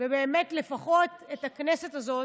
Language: Hebrew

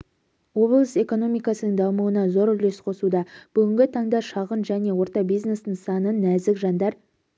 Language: Kazakh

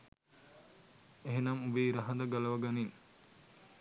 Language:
Sinhala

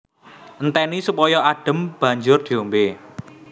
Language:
Javanese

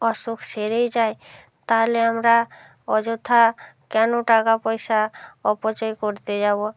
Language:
Bangla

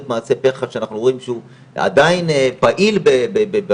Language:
Hebrew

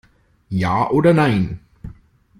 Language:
German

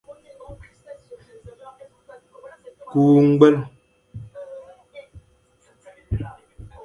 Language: Fang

